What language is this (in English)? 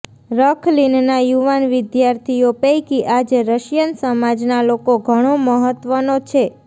Gujarati